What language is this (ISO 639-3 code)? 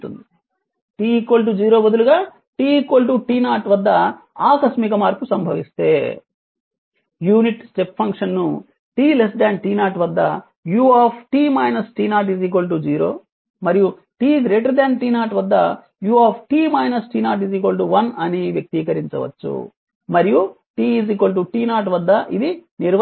tel